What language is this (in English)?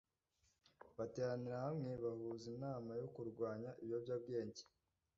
Kinyarwanda